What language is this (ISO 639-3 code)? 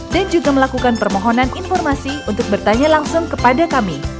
ind